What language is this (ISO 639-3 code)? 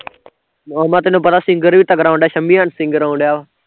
pan